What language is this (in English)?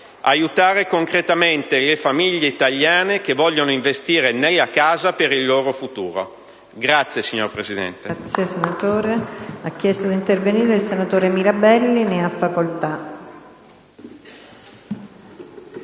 Italian